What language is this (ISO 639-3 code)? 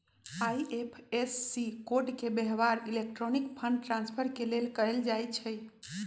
mag